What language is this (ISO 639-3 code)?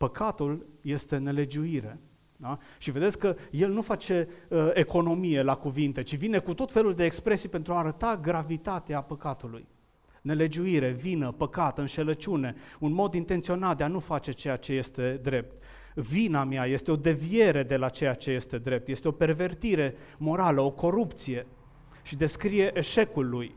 ron